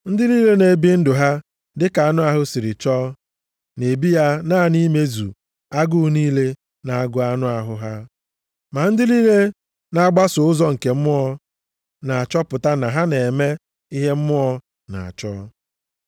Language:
Igbo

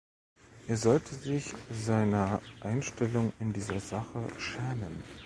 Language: German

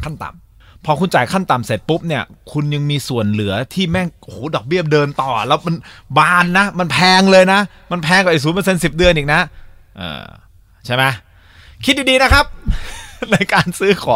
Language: Thai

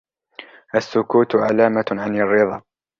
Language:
Arabic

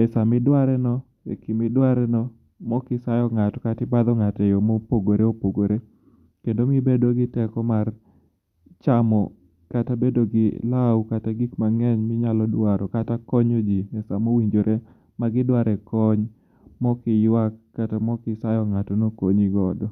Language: Luo (Kenya and Tanzania)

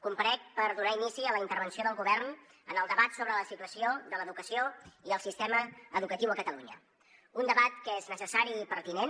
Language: Catalan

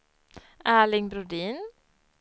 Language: Swedish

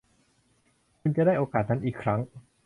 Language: Thai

